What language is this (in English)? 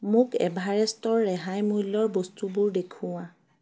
Assamese